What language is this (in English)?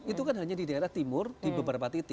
Indonesian